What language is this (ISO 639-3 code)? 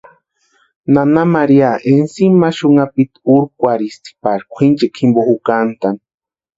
pua